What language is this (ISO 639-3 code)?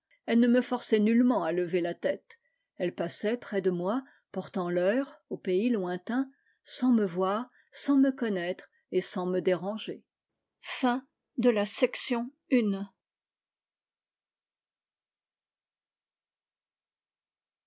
fra